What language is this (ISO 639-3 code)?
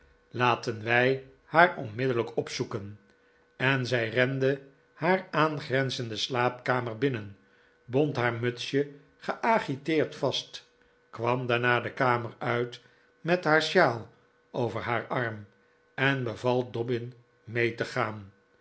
nld